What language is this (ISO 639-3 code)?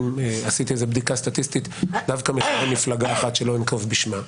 heb